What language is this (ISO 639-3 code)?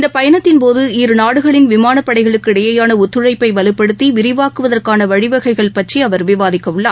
tam